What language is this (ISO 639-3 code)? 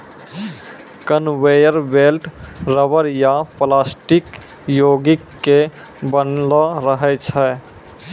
mai